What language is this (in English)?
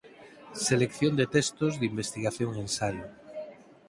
Galician